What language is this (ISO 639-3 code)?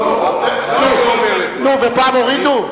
heb